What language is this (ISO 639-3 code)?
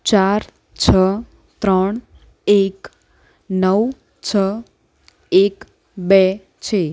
guj